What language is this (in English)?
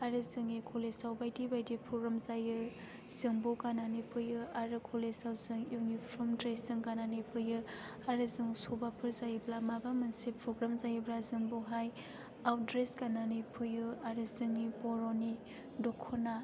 Bodo